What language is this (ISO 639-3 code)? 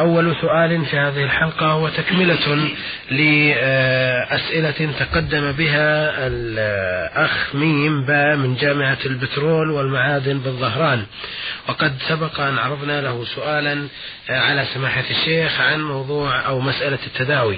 ara